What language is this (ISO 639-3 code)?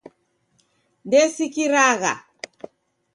dav